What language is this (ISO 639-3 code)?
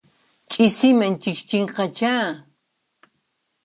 qxp